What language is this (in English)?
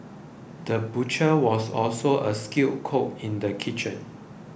English